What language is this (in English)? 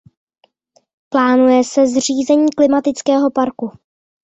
Czech